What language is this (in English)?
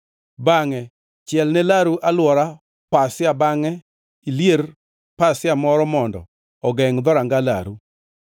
Luo (Kenya and Tanzania)